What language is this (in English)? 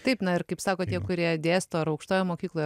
Lithuanian